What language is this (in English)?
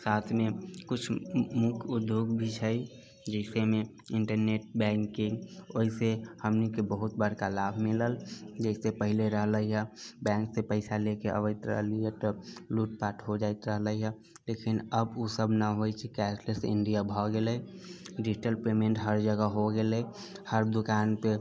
Maithili